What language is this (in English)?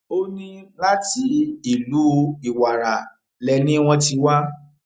Yoruba